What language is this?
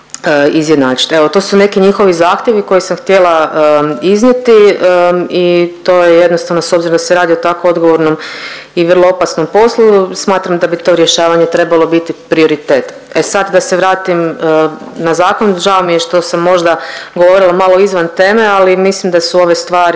Croatian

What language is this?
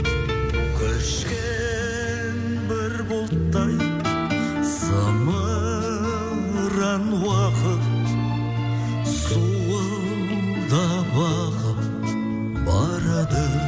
Kazakh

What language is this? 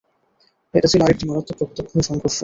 Bangla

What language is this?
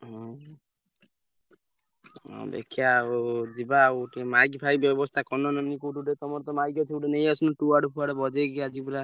Odia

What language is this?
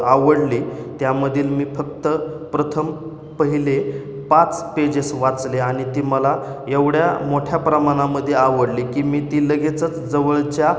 Marathi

